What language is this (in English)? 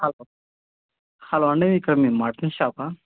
Telugu